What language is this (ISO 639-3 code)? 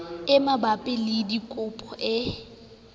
sot